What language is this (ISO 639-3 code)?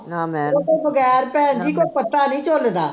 pan